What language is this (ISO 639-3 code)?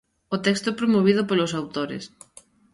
glg